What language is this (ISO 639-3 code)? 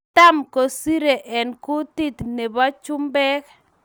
kln